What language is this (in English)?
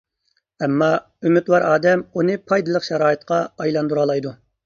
Uyghur